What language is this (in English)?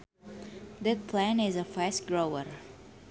Sundanese